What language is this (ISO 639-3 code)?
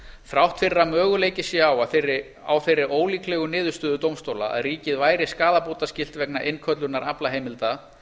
isl